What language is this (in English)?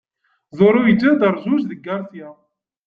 Kabyle